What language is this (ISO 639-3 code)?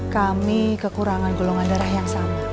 ind